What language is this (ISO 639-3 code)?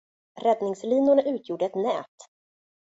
swe